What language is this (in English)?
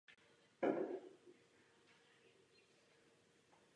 Czech